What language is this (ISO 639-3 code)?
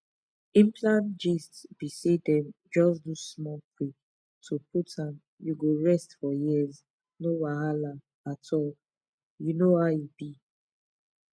pcm